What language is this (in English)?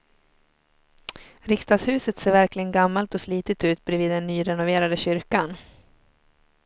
Swedish